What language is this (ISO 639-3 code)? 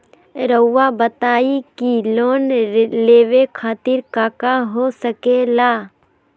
mag